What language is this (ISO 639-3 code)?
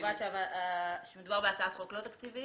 heb